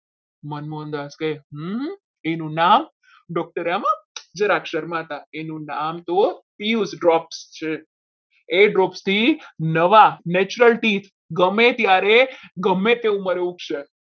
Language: Gujarati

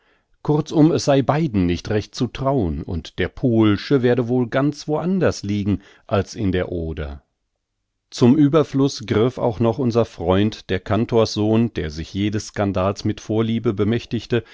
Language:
German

